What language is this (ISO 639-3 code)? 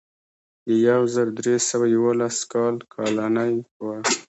pus